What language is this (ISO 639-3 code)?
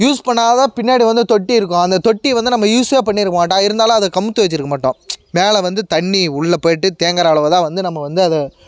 tam